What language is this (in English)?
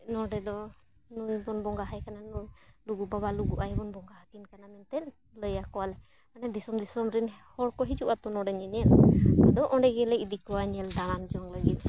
Santali